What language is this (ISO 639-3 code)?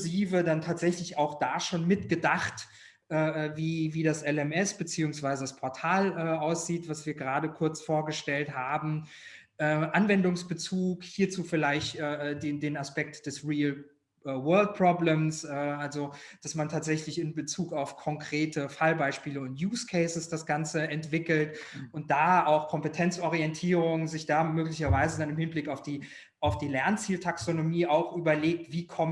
deu